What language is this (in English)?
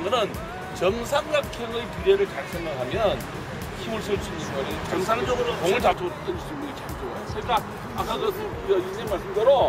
Korean